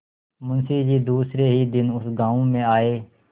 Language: Hindi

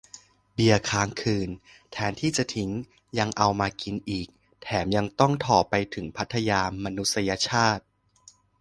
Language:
Thai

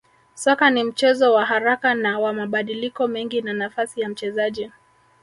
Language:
Swahili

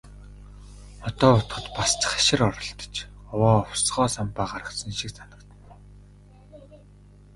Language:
Mongolian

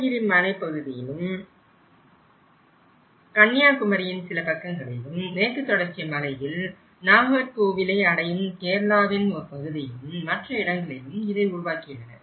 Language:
Tamil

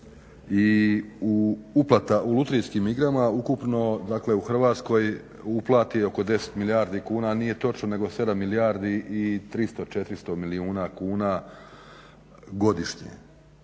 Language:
Croatian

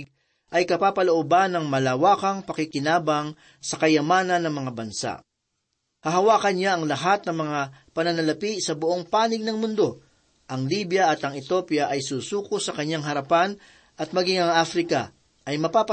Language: Filipino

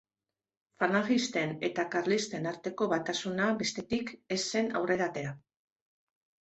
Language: Basque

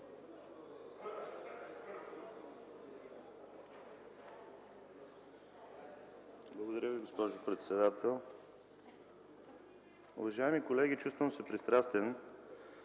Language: Bulgarian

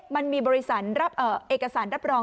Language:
Thai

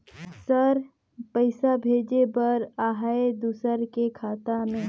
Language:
Chhattisgarhi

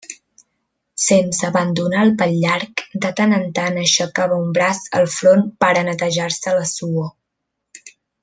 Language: Catalan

